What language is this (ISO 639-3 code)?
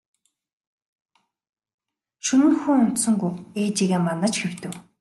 mon